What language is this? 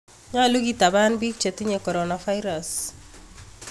Kalenjin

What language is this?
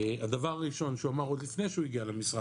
Hebrew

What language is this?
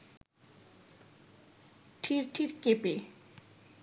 Bangla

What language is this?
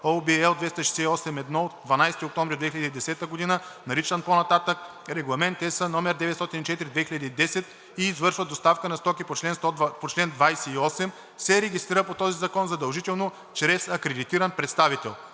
Bulgarian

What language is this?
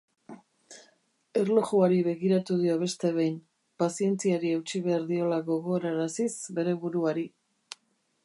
Basque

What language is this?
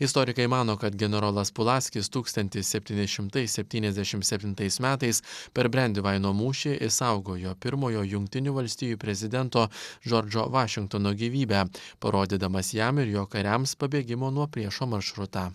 Lithuanian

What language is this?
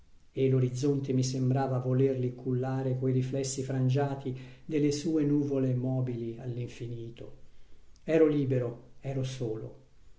Italian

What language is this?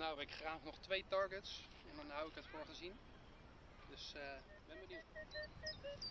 Dutch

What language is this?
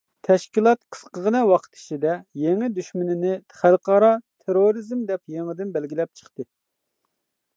Uyghur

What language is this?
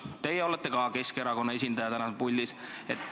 Estonian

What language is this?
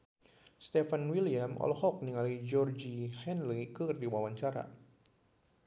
Sundanese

